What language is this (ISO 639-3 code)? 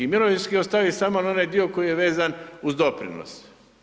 hrv